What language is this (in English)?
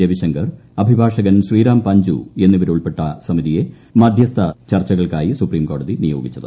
Malayalam